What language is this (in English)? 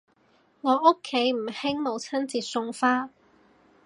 Cantonese